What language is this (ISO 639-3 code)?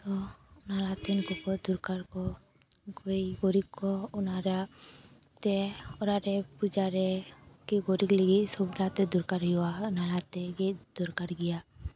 sat